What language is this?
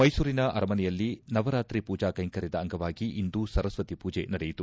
Kannada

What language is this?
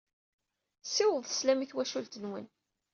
Kabyle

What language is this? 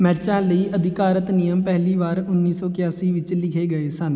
Punjabi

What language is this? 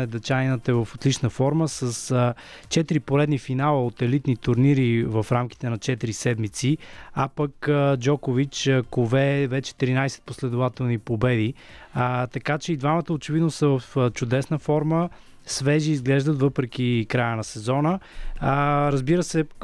Bulgarian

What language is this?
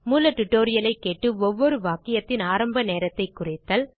Tamil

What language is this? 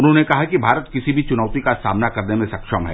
Hindi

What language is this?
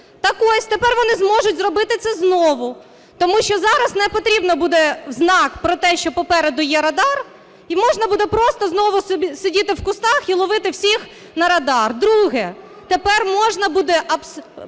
Ukrainian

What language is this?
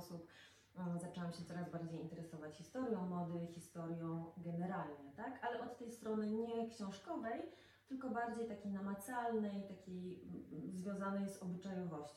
Polish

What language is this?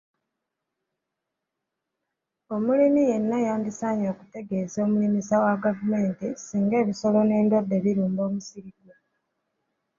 Ganda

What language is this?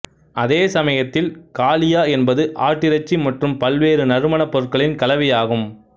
Tamil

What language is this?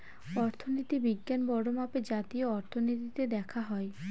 Bangla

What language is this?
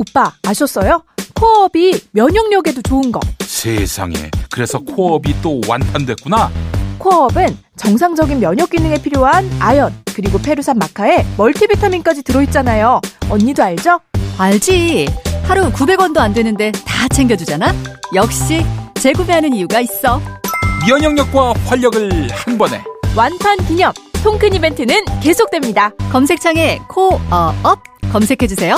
Korean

